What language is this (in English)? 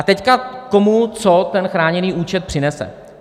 Czech